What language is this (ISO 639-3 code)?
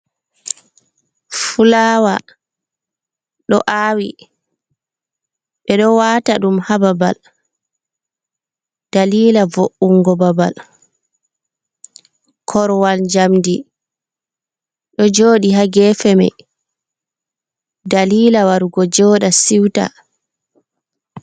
ful